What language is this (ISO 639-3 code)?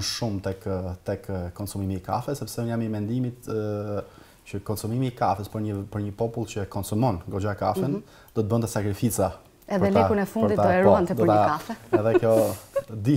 nld